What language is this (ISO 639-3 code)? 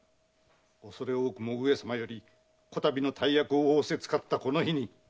jpn